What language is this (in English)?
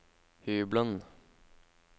Norwegian